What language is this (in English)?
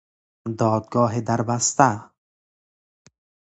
Persian